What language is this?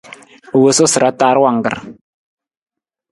Nawdm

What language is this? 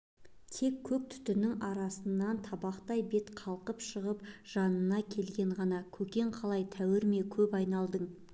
Kazakh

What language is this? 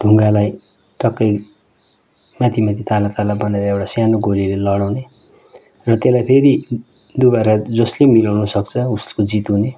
Nepali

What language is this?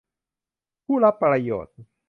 Thai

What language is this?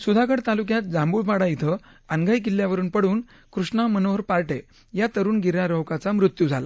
Marathi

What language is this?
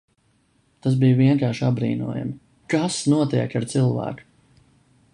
Latvian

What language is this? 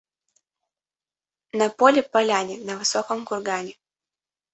Russian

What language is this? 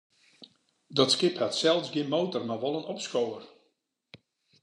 Western Frisian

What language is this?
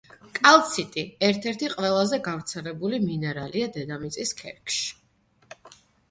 Georgian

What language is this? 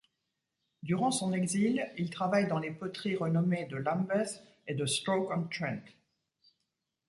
French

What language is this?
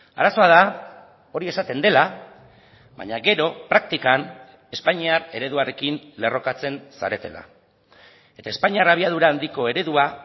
Basque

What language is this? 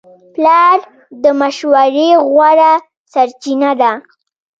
Pashto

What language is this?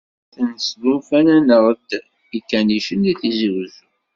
Kabyle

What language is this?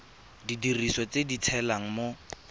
Tswana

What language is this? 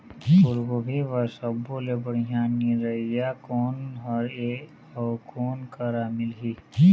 Chhattisgarhi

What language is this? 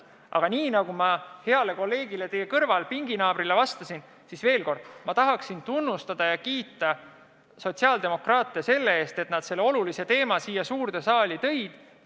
Estonian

